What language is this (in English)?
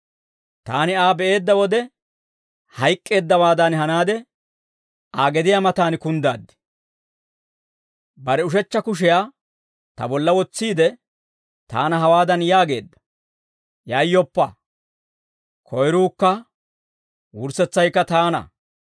Dawro